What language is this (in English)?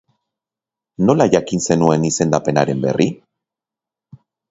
Basque